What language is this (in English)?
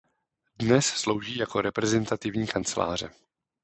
Czech